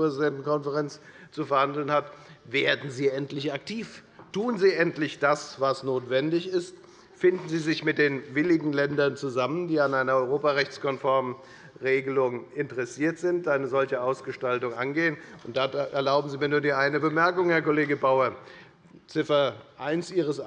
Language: German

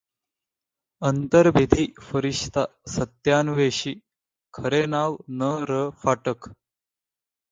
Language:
Marathi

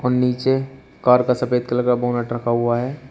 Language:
Hindi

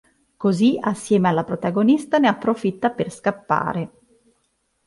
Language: Italian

